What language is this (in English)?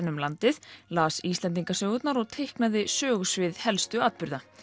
Icelandic